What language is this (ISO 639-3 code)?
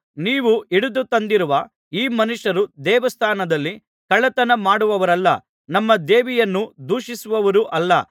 kan